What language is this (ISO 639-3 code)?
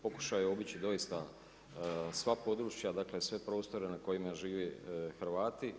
hrv